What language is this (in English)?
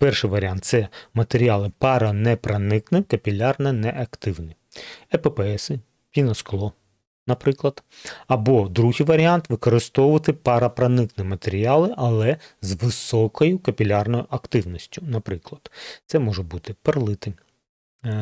Ukrainian